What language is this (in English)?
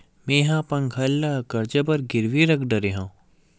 Chhattisgarhi